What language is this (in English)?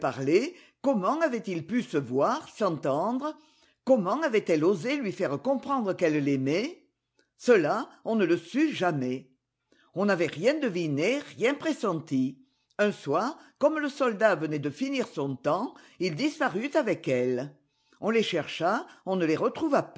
French